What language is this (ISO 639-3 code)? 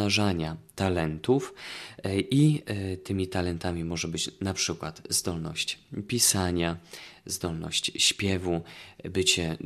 pol